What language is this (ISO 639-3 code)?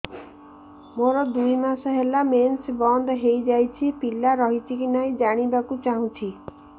ori